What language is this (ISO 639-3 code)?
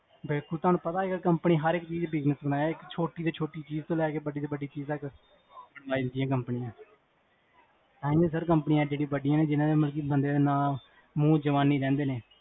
pan